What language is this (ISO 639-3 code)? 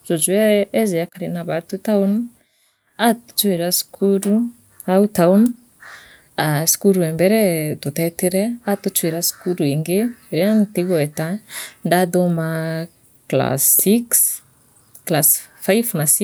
mer